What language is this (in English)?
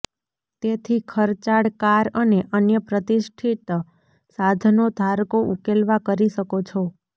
Gujarati